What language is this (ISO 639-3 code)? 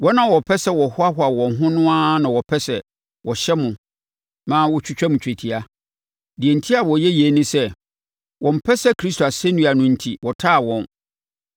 aka